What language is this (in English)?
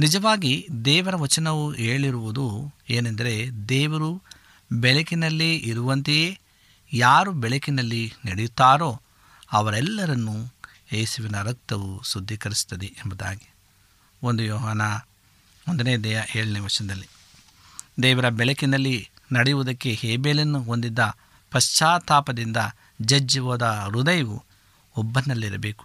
Kannada